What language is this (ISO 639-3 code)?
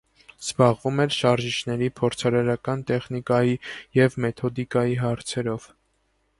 hye